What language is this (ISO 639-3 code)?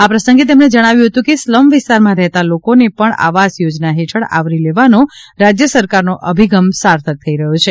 guj